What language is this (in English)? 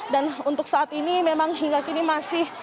Indonesian